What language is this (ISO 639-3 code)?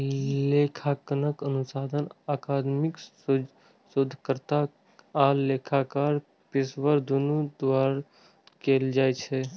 mai